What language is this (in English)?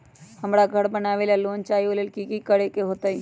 Magahi